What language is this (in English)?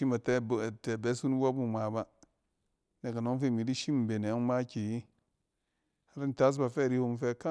Cen